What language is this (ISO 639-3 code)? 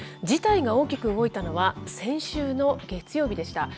jpn